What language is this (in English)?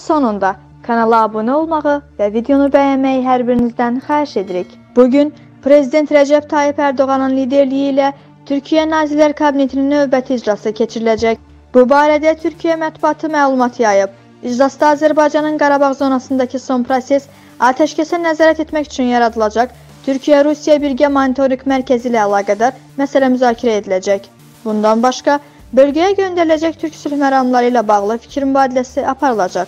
Turkish